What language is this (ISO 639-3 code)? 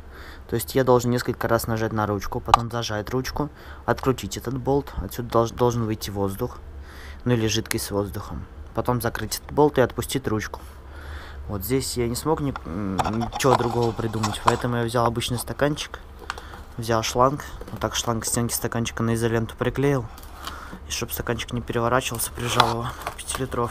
rus